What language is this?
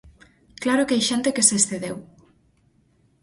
Galician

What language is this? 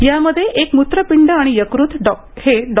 Marathi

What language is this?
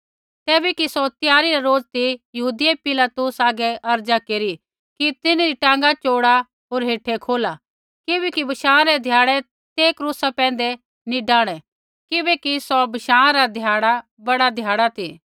Kullu Pahari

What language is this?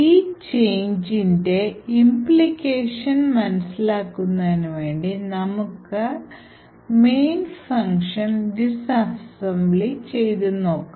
Malayalam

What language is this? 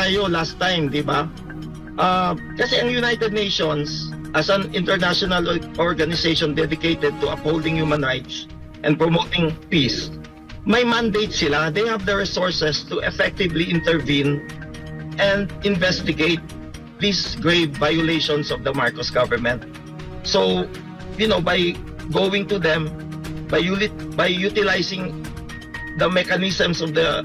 Filipino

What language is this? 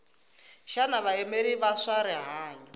Tsonga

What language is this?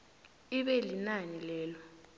South Ndebele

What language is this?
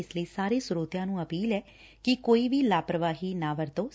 Punjabi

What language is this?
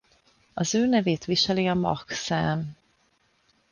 Hungarian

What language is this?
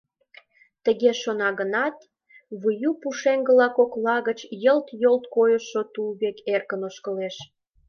Mari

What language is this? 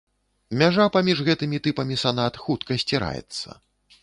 Belarusian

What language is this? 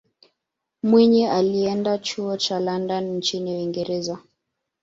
Swahili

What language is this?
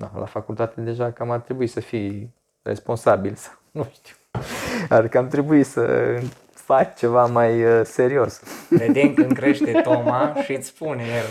Romanian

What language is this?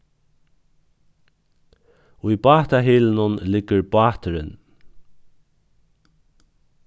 Faroese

